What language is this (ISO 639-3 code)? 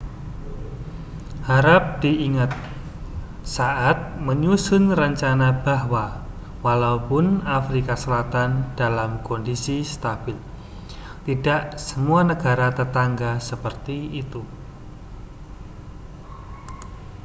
ind